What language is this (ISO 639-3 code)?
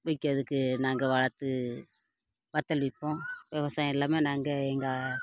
tam